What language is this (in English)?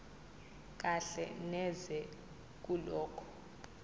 Zulu